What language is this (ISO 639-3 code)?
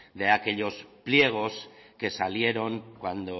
spa